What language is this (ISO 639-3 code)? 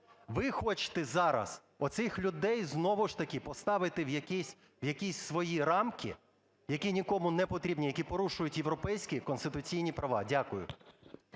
ukr